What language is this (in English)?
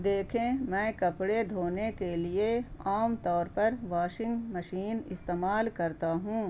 Urdu